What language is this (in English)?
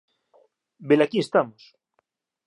Galician